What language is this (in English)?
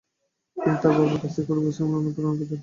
Bangla